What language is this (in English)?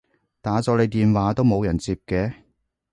Cantonese